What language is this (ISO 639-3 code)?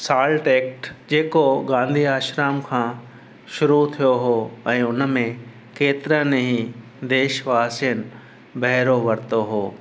snd